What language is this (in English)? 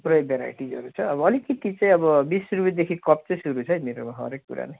Nepali